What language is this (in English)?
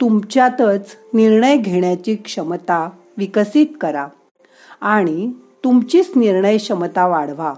Marathi